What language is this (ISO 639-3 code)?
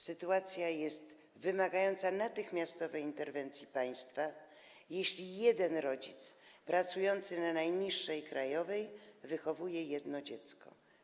pol